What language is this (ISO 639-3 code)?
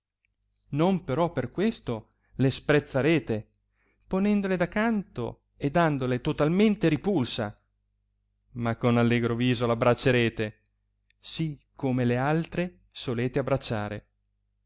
ita